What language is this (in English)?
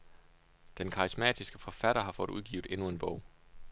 Danish